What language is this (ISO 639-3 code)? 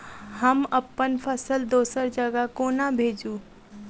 mai